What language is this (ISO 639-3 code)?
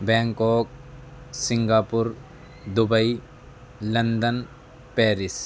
urd